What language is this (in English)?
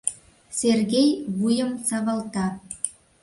Mari